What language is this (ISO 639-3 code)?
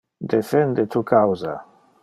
ina